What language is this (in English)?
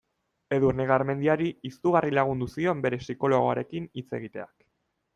Basque